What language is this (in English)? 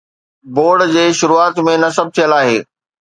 Sindhi